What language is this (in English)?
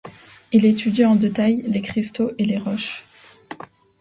French